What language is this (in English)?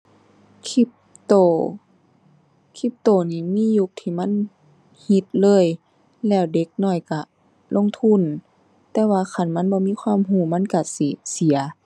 Thai